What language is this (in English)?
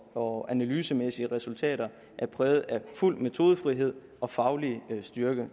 Danish